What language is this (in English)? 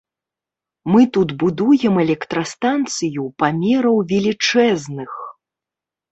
Belarusian